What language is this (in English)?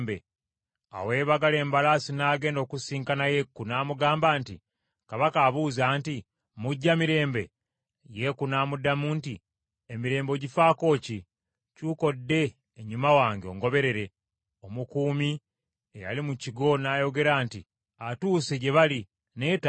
Ganda